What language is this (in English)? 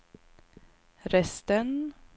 Swedish